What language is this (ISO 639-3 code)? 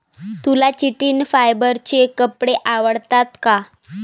mar